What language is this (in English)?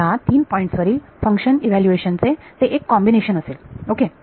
Marathi